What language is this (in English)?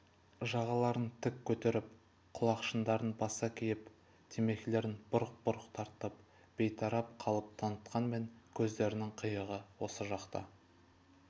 Kazakh